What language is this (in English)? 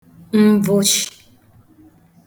Igbo